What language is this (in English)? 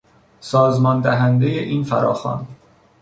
Persian